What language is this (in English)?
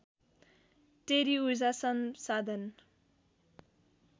Nepali